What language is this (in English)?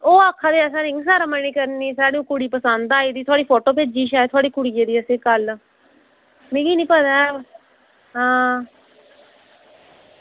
Dogri